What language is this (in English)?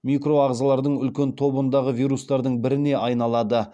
Kazakh